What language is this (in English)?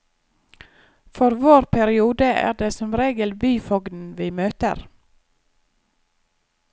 Norwegian